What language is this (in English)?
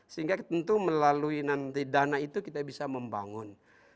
Indonesian